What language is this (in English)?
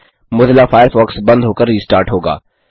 Hindi